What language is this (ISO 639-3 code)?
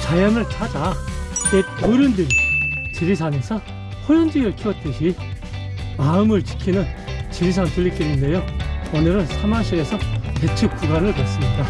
kor